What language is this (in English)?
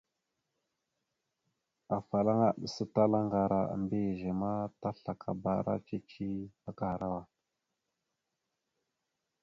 Mada (Cameroon)